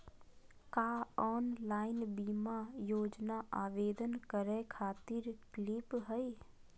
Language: Magahi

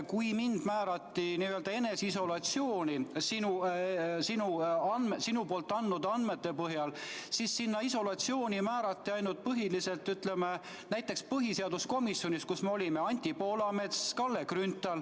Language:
Estonian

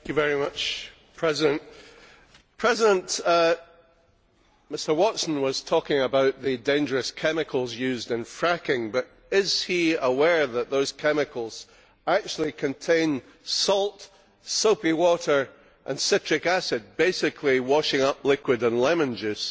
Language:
English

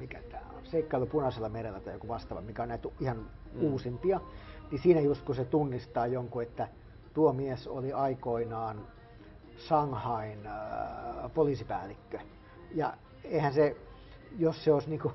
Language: Finnish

